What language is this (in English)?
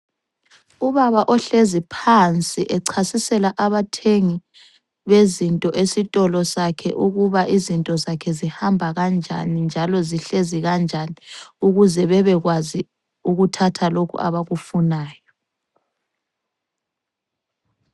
North Ndebele